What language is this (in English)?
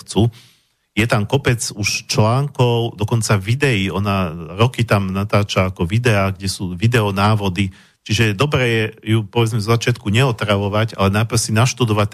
Slovak